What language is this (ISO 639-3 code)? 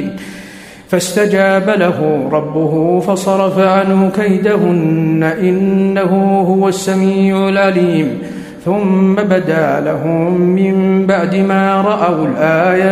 ara